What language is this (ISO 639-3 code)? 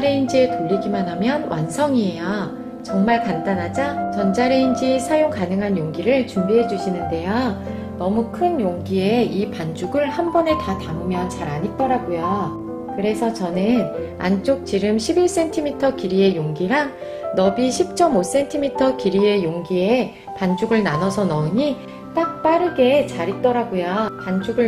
kor